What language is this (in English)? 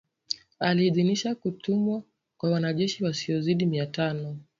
Swahili